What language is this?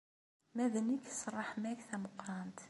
Kabyle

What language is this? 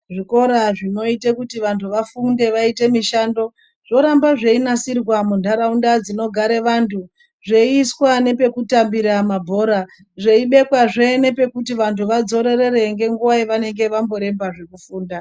Ndau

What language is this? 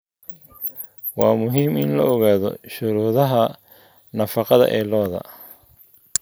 Somali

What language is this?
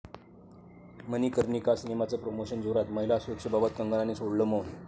Marathi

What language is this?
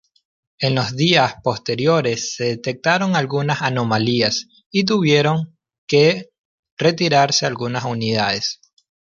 Spanish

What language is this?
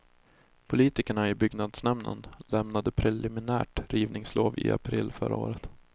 Swedish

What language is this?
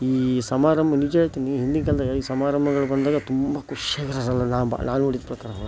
Kannada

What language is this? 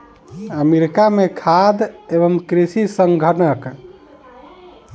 Maithili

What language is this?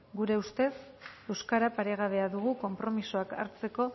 Basque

